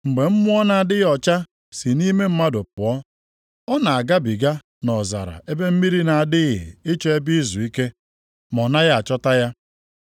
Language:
Igbo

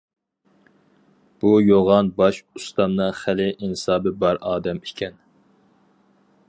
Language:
Uyghur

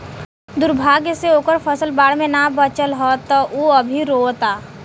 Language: Bhojpuri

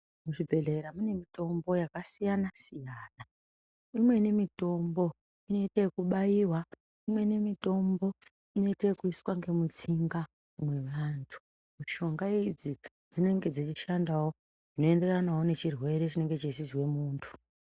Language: Ndau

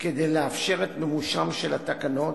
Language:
Hebrew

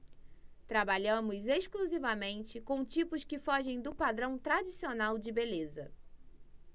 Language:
Portuguese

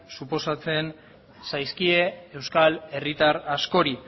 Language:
Basque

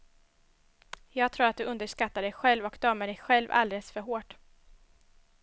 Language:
Swedish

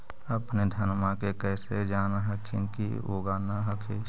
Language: Magahi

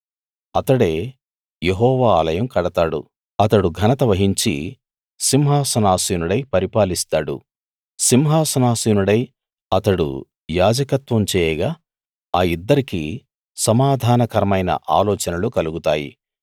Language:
Telugu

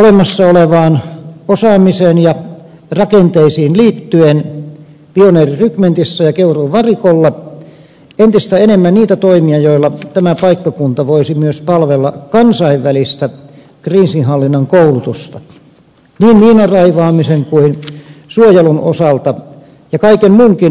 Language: Finnish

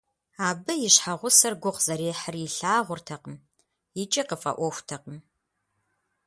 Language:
Kabardian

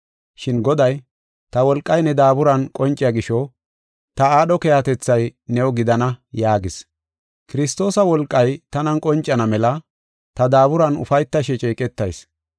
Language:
Gofa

